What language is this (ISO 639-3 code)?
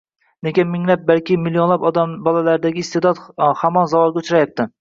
uzb